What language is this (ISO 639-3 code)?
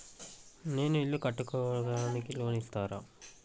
tel